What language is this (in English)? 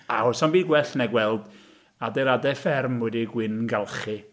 Welsh